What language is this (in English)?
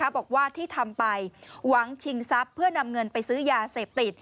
Thai